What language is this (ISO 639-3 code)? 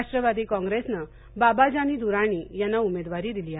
mar